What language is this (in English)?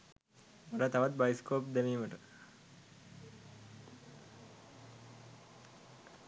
Sinhala